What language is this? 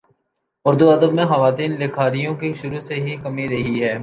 Urdu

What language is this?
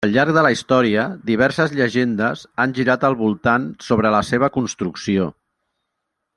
Catalan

